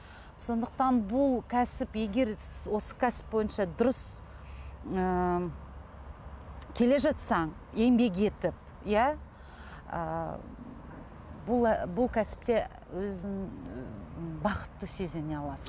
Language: Kazakh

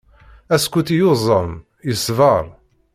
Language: Kabyle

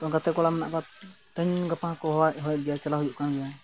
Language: Santali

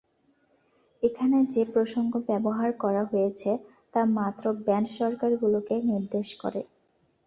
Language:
Bangla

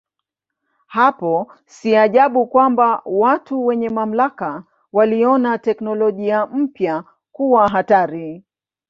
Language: Swahili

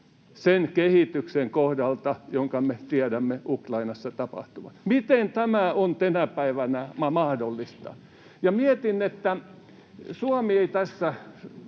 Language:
Finnish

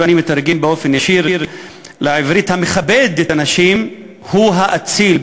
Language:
Hebrew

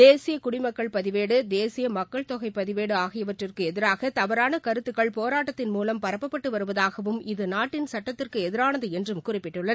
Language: Tamil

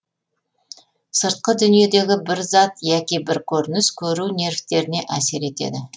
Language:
Kazakh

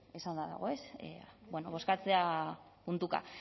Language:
Basque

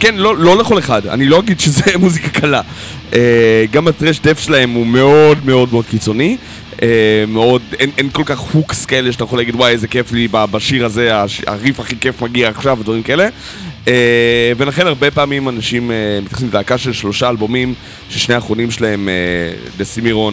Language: Hebrew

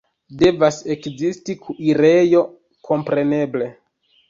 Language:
Esperanto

